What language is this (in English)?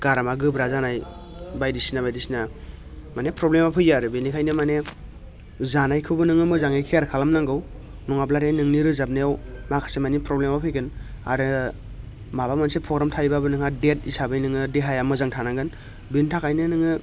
Bodo